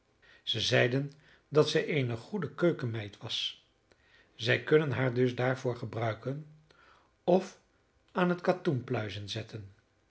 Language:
Dutch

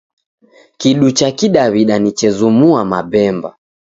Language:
Taita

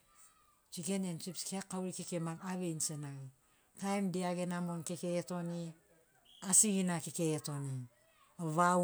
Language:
Sinaugoro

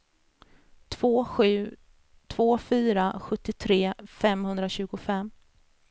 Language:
Swedish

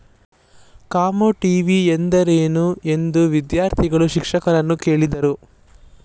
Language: Kannada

